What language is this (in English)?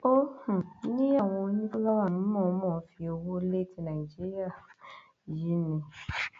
Yoruba